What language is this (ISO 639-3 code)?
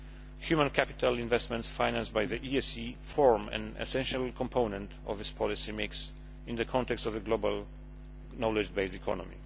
eng